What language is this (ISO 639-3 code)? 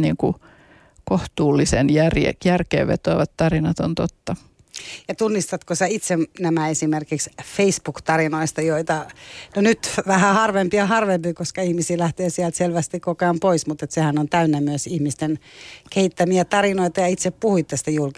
fin